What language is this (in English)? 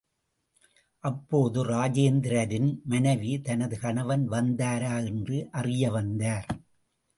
Tamil